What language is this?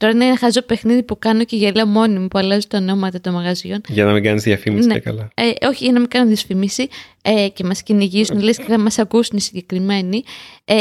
Greek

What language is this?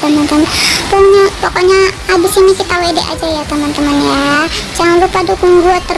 Indonesian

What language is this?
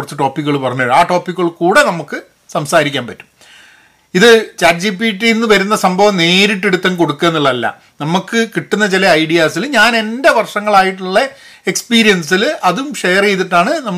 Malayalam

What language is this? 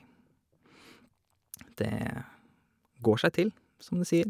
Norwegian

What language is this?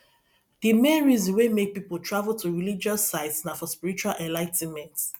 Nigerian Pidgin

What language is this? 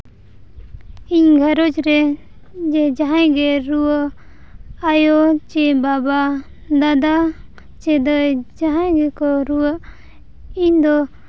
Santali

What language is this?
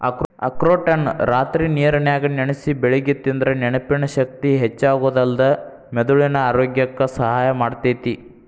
Kannada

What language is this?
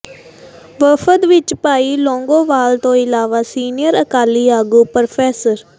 Punjabi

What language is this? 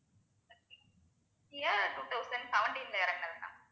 Tamil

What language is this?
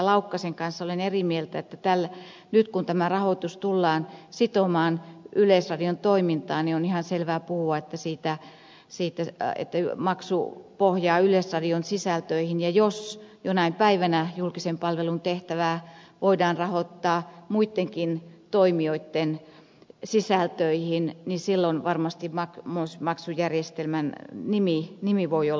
Finnish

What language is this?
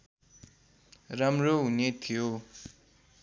Nepali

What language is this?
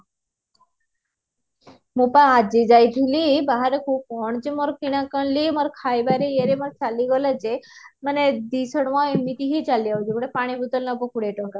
Odia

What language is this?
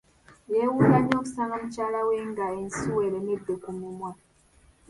Ganda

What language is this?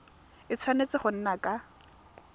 Tswana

